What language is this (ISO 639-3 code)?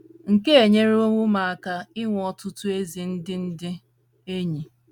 ibo